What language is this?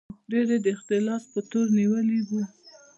Pashto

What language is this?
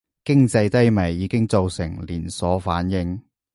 Cantonese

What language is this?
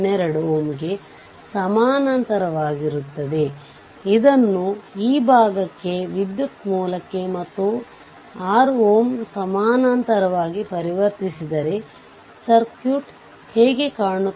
Kannada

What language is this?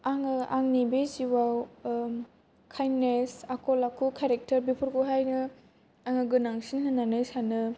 Bodo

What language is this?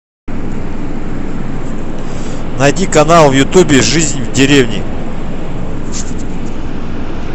Russian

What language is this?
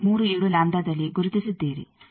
Kannada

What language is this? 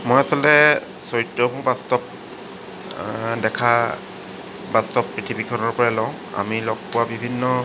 Assamese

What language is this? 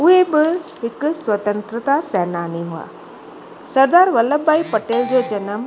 Sindhi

